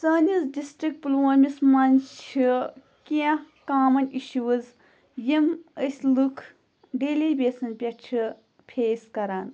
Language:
Kashmiri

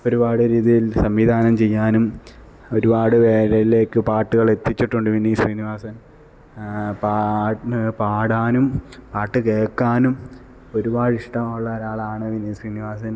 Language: Malayalam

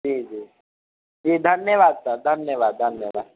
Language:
Maithili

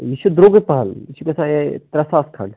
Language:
Kashmiri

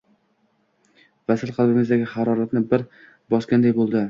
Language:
Uzbek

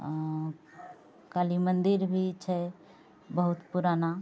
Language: Maithili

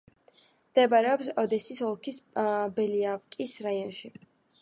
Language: Georgian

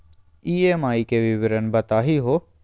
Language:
Magahi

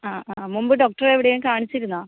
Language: Malayalam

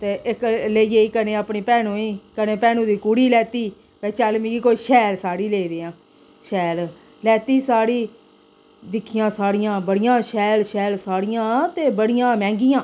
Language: Dogri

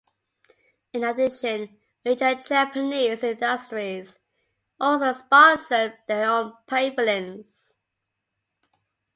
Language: English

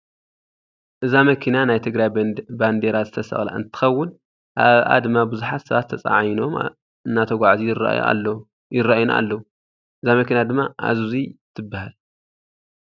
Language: Tigrinya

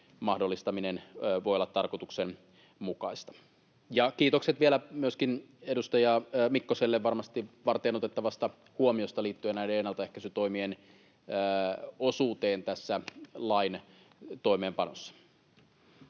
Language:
Finnish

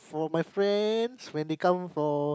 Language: English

